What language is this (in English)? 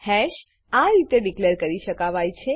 Gujarati